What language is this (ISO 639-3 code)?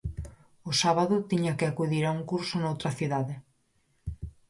glg